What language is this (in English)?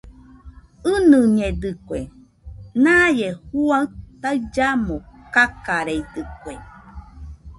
Nüpode Huitoto